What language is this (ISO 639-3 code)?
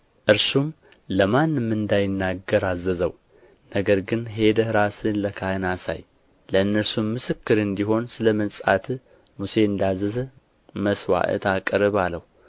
amh